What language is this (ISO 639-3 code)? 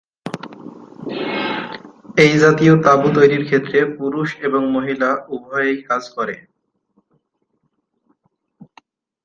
ben